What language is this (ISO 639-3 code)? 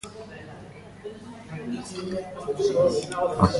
eus